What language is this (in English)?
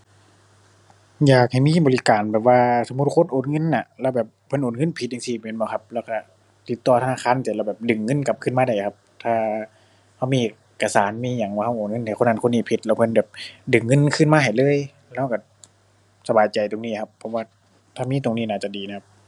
Thai